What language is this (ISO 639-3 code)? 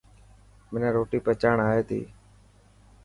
mki